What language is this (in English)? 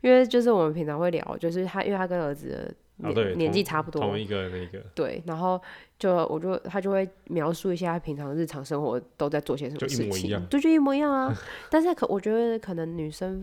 Chinese